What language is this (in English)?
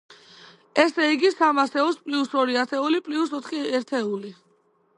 Georgian